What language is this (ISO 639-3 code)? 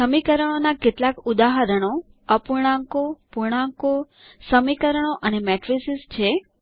guj